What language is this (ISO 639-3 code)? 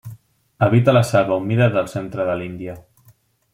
cat